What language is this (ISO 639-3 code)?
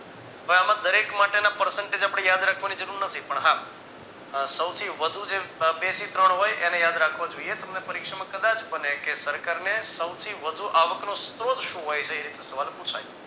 guj